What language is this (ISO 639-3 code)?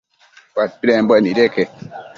mcf